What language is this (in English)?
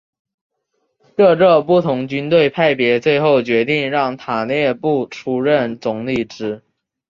Chinese